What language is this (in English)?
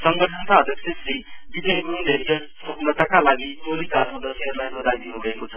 Nepali